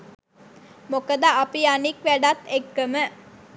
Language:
Sinhala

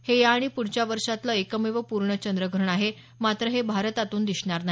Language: Marathi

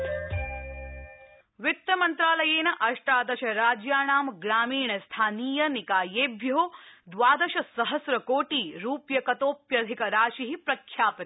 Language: Sanskrit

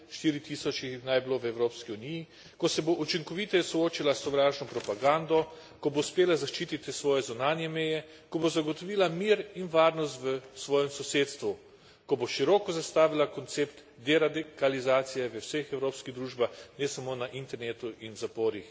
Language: Slovenian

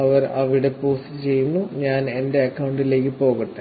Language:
Malayalam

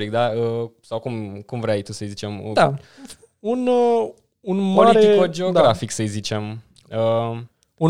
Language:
Romanian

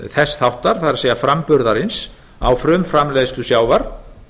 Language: Icelandic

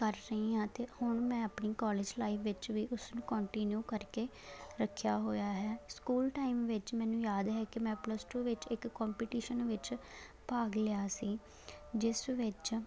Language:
Punjabi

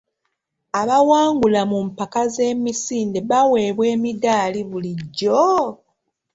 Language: Ganda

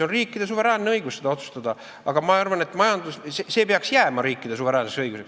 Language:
Estonian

